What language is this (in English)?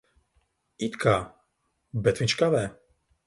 Latvian